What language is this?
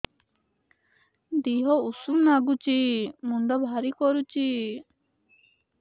Odia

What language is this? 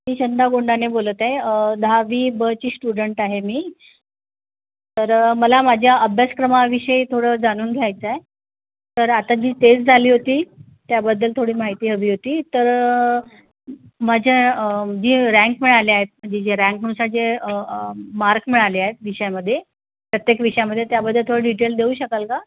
Marathi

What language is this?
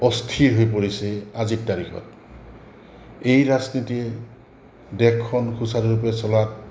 Assamese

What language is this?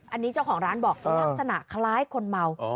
Thai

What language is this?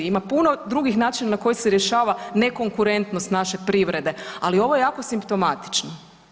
Croatian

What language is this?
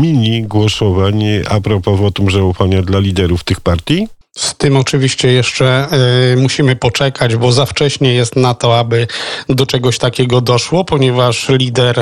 Polish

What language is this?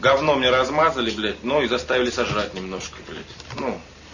Russian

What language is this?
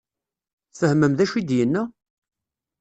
Kabyle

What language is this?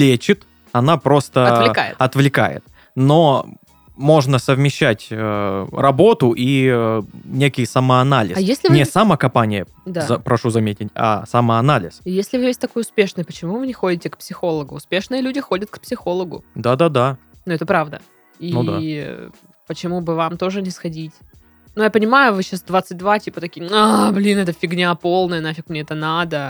Russian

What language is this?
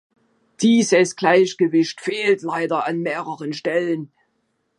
German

